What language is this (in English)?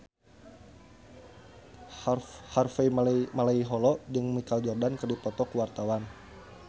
Sundanese